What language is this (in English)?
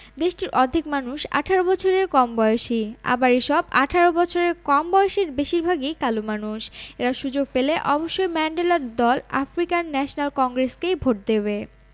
Bangla